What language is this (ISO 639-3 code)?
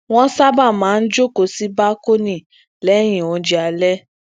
yor